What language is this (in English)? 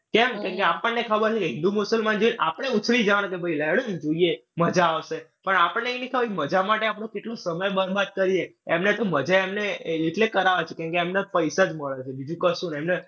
Gujarati